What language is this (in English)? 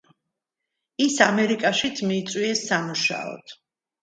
Georgian